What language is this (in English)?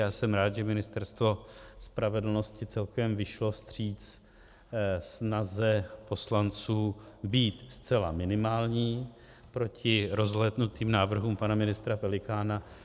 Czech